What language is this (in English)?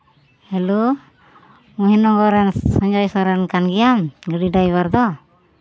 Santali